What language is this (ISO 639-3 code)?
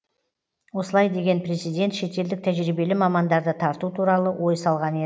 kaz